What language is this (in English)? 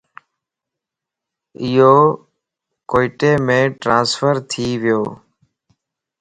Lasi